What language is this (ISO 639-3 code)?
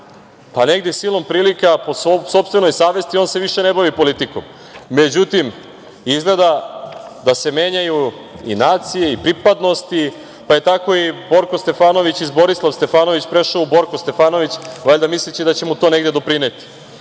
srp